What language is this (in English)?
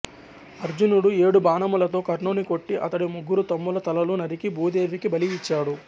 Telugu